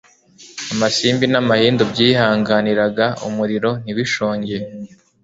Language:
Kinyarwanda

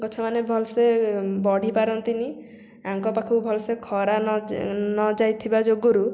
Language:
Odia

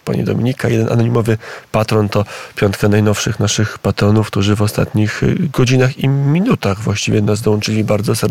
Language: Polish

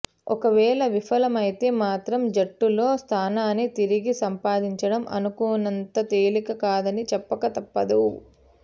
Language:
Telugu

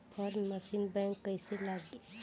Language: Bhojpuri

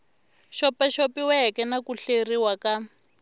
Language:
Tsonga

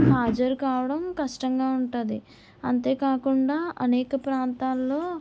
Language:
Telugu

